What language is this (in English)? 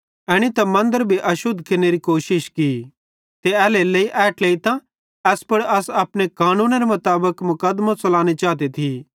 Bhadrawahi